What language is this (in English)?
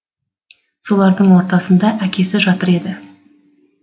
Kazakh